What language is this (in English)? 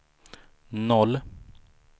Swedish